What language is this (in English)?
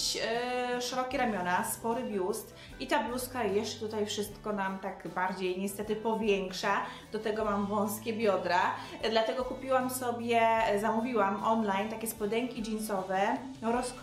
Polish